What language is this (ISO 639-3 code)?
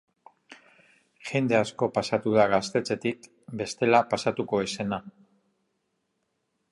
eus